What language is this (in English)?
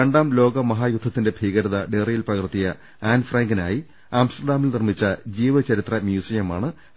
Malayalam